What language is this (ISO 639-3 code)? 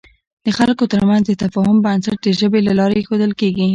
pus